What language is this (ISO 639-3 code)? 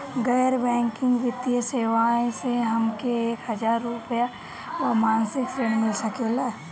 bho